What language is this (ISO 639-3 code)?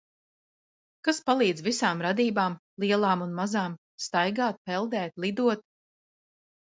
lav